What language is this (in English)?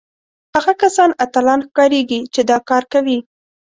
Pashto